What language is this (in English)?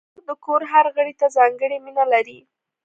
Pashto